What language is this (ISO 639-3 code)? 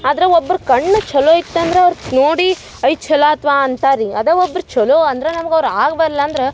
kan